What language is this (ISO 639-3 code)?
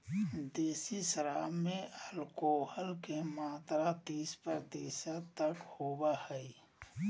mag